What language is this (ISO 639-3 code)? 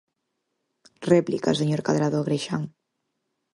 glg